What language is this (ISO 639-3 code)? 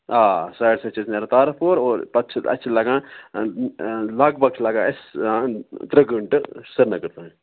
kas